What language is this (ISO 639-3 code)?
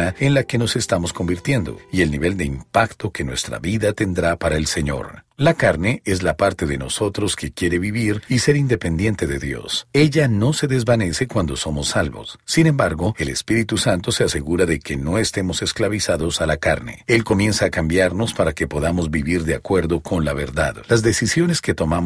spa